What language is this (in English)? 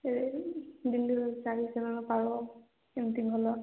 Odia